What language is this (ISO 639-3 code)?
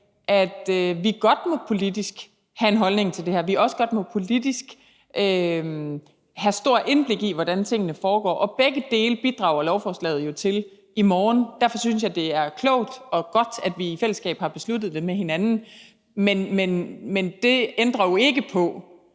dan